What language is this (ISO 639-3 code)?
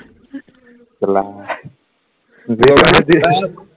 asm